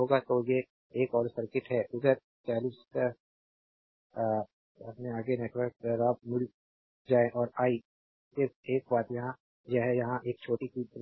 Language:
Hindi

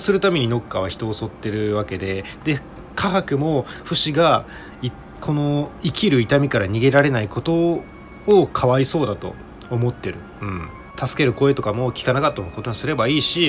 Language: Japanese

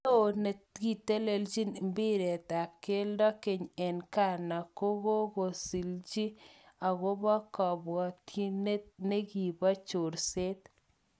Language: Kalenjin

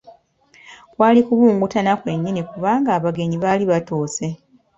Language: Ganda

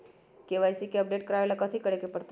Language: Magahi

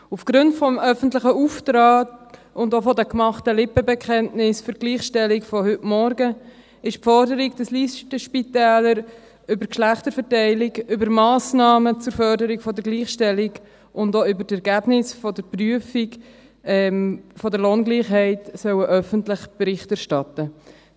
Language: Swiss German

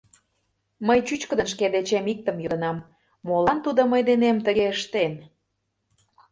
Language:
Mari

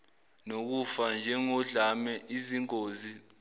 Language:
Zulu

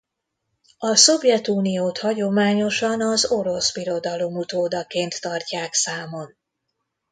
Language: Hungarian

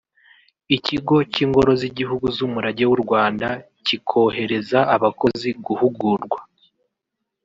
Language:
Kinyarwanda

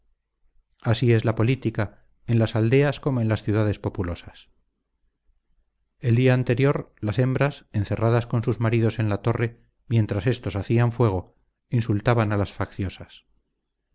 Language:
Spanish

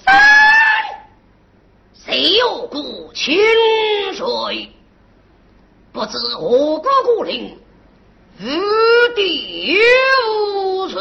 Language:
Chinese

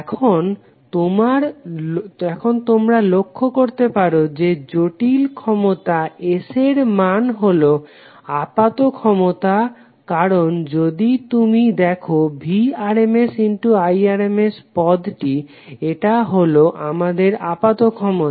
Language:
Bangla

